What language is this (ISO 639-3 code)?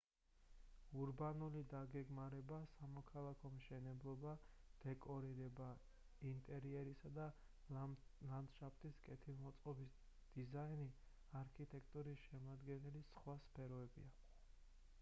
kat